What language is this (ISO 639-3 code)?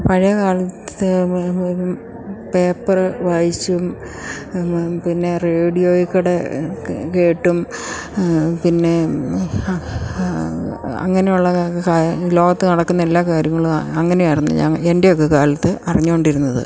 mal